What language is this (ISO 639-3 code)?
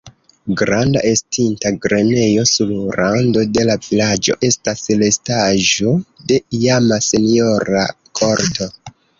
epo